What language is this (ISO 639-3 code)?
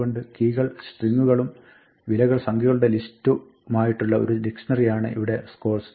mal